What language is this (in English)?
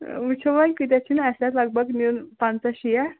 Kashmiri